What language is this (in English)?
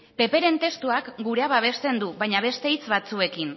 Basque